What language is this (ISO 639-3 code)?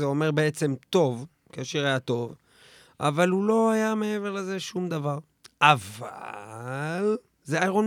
heb